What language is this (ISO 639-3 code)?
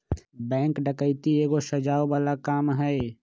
mag